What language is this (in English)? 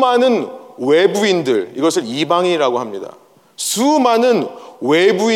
Korean